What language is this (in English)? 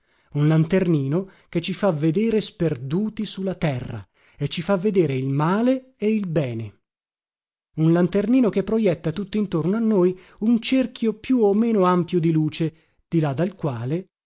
Italian